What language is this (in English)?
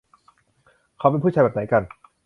Thai